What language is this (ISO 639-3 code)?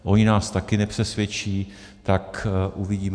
ces